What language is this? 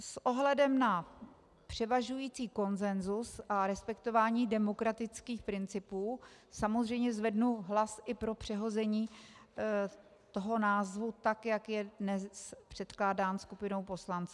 Czech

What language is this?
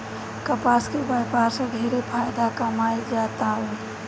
Bhojpuri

